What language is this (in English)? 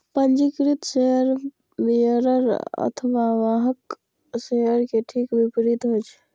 Maithili